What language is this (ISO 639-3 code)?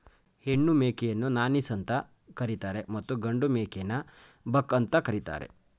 kan